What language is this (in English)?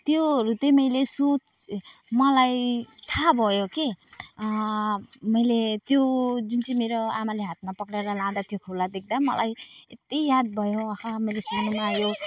Nepali